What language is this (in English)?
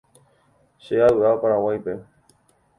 Guarani